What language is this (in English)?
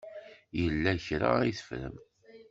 Kabyle